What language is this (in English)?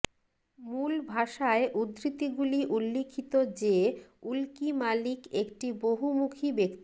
Bangla